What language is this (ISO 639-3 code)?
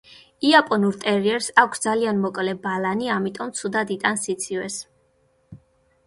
kat